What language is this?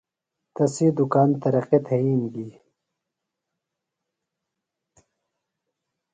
Phalura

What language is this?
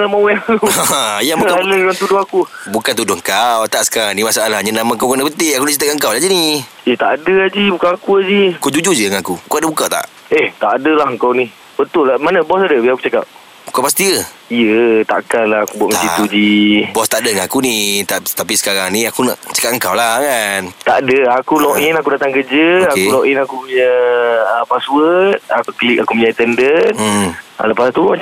Malay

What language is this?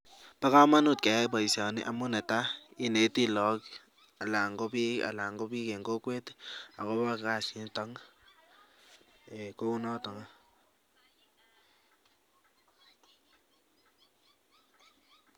Kalenjin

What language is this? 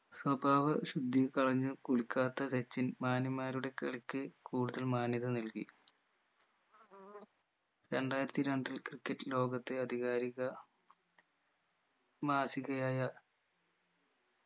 Malayalam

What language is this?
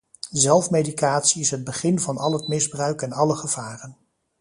Dutch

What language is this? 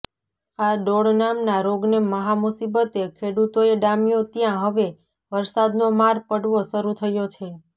Gujarati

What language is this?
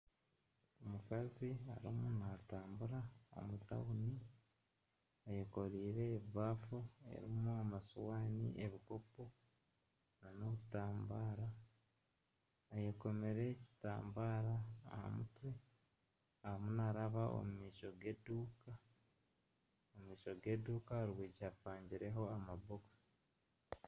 Nyankole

